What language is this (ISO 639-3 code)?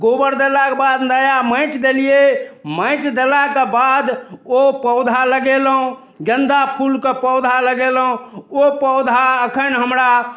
mai